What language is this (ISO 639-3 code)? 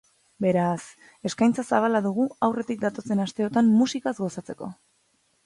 eus